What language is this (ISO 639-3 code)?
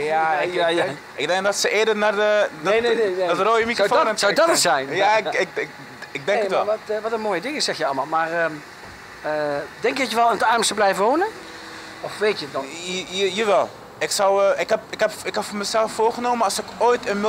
nld